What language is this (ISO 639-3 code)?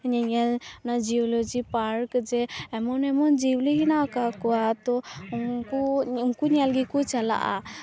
sat